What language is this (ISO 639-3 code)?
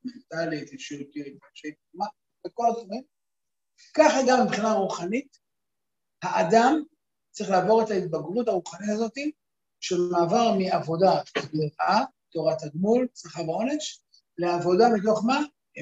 heb